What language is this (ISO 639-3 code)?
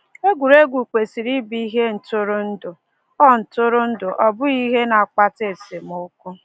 ibo